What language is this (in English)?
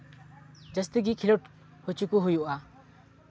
Santali